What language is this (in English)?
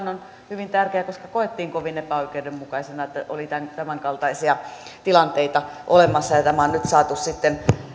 Finnish